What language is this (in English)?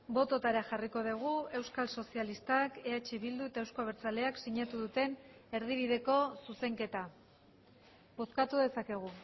Basque